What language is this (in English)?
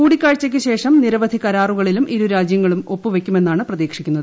Malayalam